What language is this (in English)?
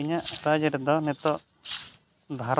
Santali